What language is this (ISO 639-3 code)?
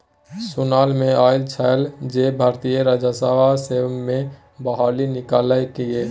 mai